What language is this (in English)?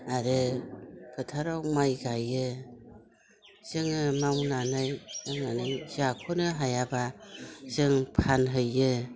Bodo